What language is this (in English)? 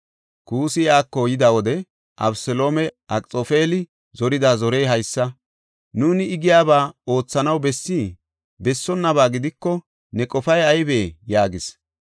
Gofa